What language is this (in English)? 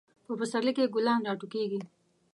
Pashto